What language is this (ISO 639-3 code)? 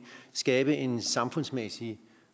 dan